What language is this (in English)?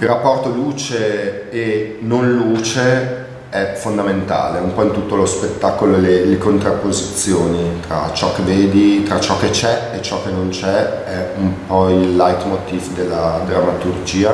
Italian